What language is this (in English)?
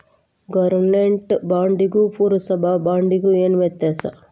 Kannada